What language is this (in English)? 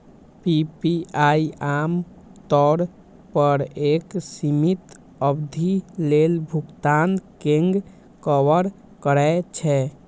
Maithili